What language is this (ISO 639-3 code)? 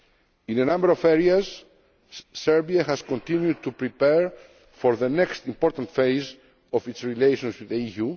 eng